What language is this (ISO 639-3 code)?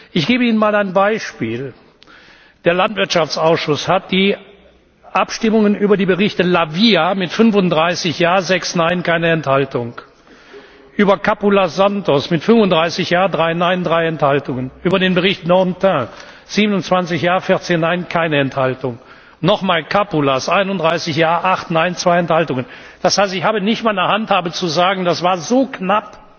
deu